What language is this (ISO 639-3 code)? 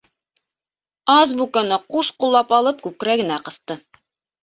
bak